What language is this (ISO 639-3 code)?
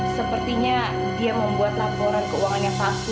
ind